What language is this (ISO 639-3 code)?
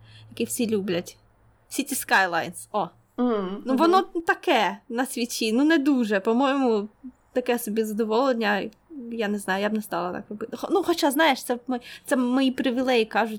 ukr